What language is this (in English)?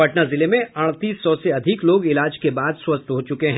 Hindi